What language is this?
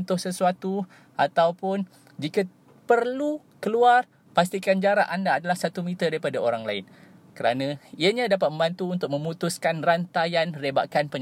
Malay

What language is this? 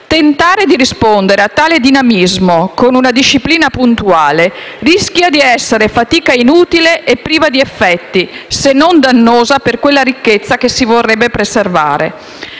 Italian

